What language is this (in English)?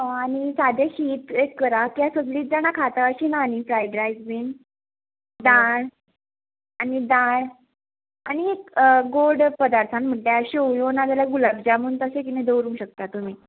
Konkani